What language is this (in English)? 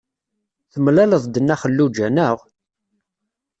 Kabyle